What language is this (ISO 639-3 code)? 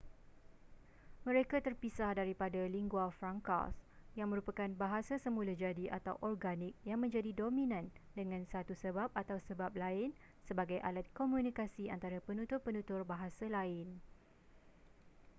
msa